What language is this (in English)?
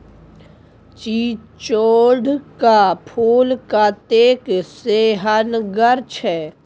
Maithili